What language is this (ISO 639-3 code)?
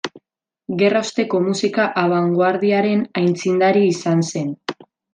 eus